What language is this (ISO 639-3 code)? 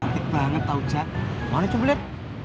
ind